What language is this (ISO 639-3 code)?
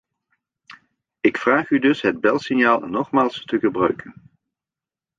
nld